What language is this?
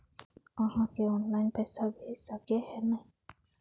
Magahi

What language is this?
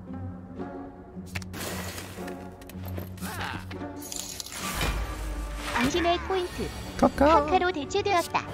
Korean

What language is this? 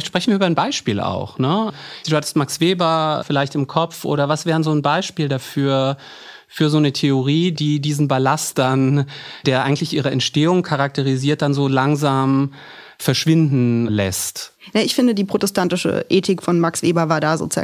German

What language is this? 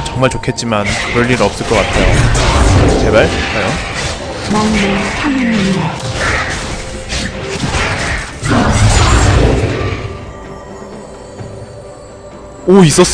Korean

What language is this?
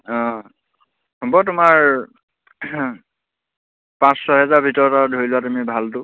Assamese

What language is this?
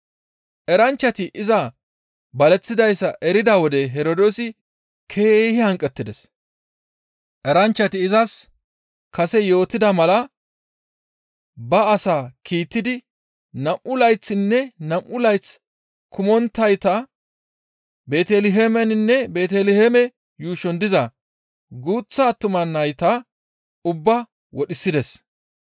Gamo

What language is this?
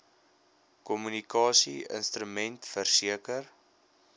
Afrikaans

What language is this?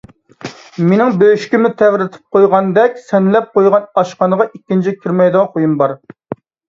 Uyghur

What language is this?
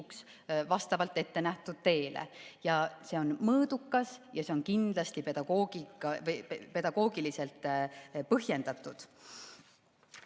Estonian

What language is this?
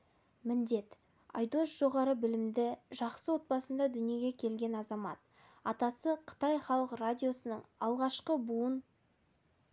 Kazakh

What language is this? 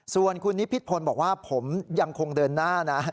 Thai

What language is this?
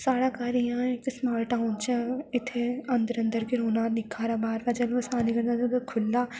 Dogri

